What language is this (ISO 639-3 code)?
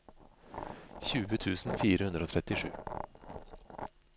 nor